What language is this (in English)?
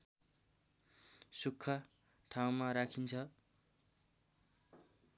Nepali